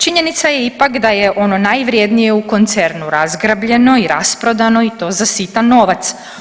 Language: Croatian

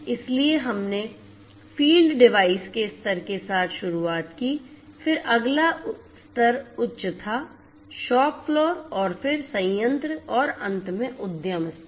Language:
Hindi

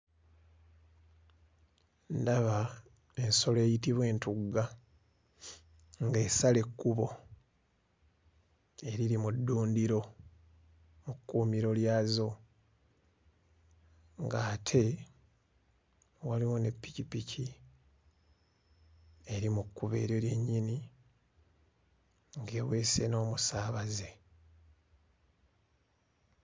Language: Ganda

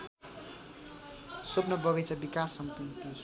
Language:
Nepali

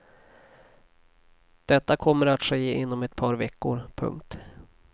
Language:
Swedish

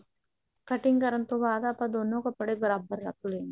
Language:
Punjabi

